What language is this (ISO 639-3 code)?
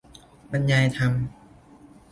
tha